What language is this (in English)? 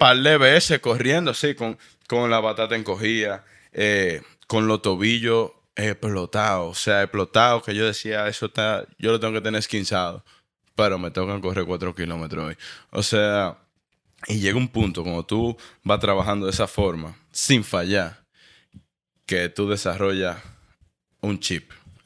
Spanish